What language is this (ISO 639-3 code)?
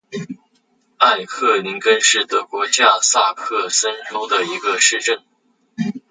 zho